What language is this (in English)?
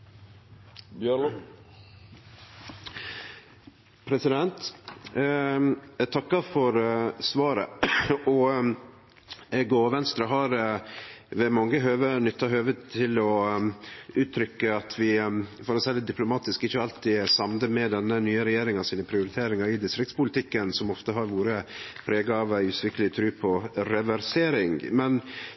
Norwegian